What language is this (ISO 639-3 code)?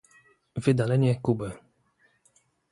pol